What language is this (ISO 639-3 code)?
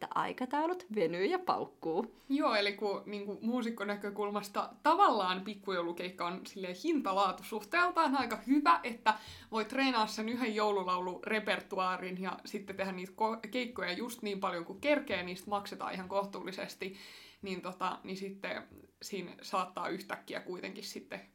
fin